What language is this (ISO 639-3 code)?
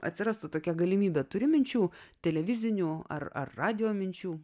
lit